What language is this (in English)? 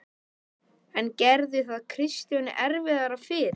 Icelandic